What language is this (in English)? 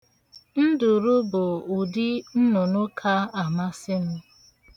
Igbo